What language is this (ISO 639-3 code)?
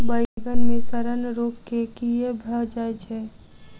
mai